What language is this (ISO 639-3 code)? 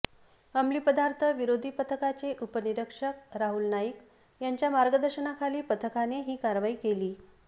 mar